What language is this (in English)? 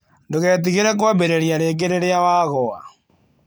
Kikuyu